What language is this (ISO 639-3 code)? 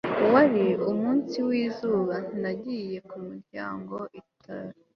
kin